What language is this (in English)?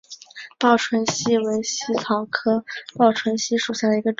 Chinese